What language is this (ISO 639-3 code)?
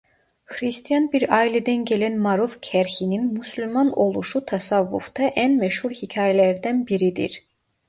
tur